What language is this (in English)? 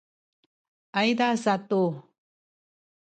Sakizaya